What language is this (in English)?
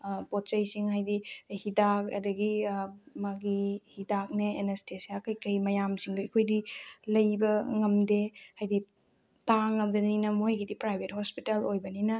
Manipuri